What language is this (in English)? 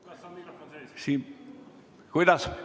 Estonian